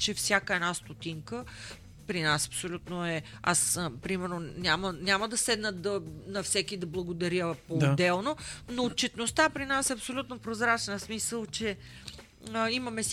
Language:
Bulgarian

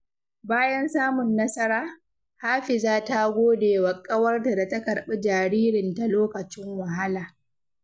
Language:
Hausa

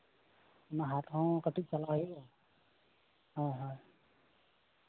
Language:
Santali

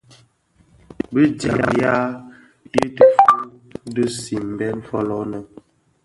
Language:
Bafia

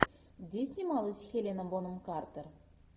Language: Russian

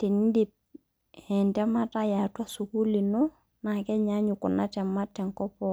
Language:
Masai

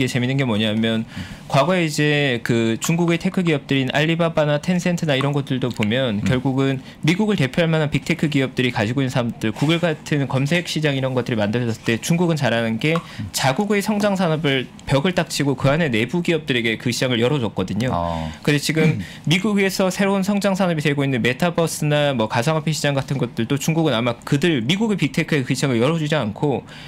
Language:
Korean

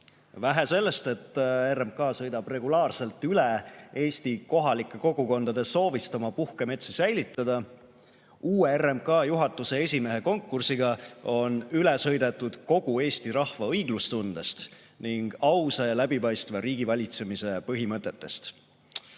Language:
Estonian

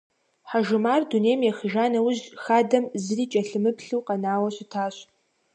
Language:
Kabardian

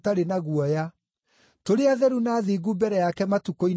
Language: Kikuyu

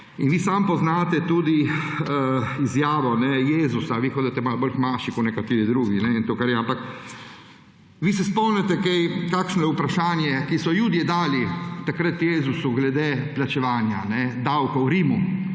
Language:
Slovenian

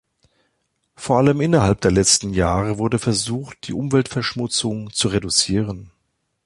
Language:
German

